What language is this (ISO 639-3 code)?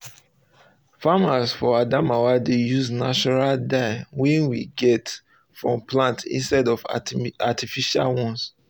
pcm